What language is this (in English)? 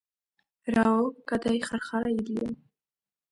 Georgian